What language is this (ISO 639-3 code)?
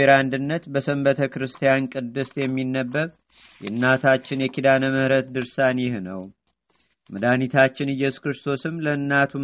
amh